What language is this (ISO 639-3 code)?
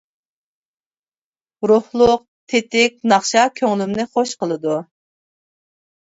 uig